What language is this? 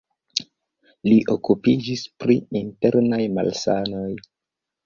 Esperanto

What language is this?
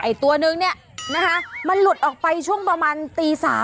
Thai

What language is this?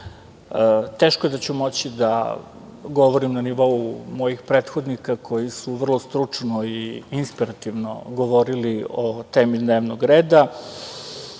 Serbian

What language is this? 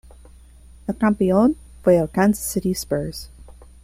Spanish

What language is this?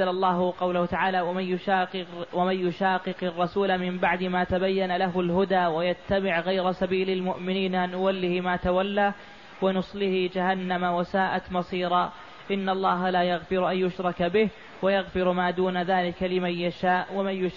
Arabic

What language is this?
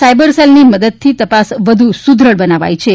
Gujarati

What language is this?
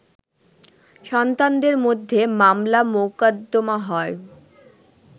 Bangla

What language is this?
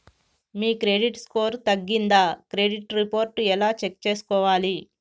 Telugu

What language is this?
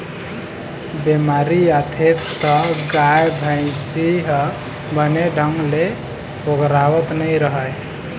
Chhattisgarhi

